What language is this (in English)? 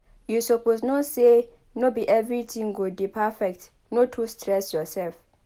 Nigerian Pidgin